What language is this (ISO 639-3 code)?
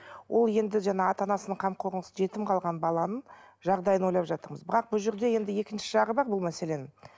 kaz